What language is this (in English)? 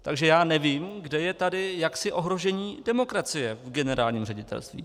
Czech